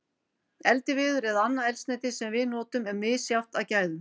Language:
Icelandic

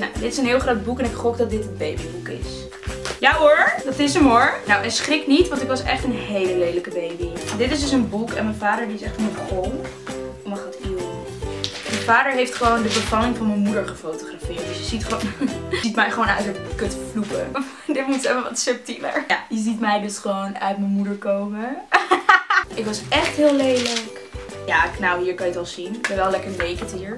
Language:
Dutch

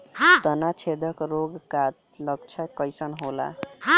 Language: Bhojpuri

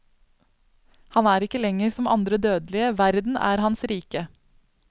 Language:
Norwegian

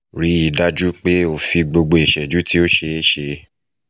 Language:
Yoruba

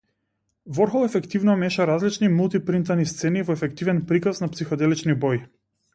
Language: Macedonian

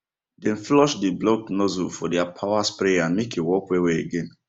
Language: Nigerian Pidgin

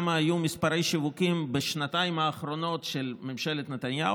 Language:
Hebrew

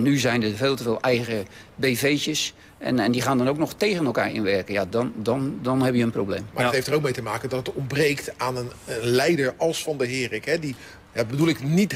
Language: Dutch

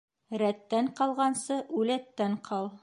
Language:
Bashkir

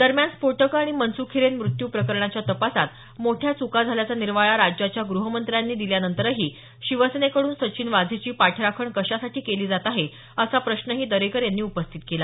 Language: Marathi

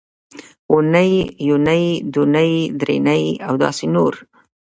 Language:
Pashto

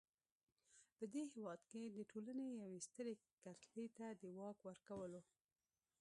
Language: Pashto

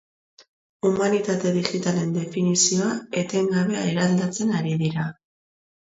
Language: Basque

